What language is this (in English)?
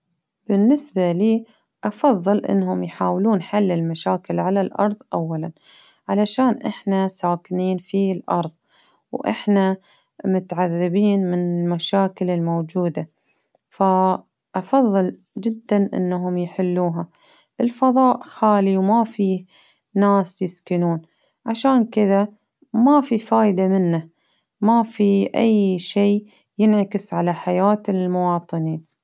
Baharna Arabic